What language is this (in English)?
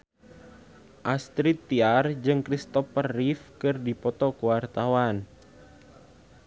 Sundanese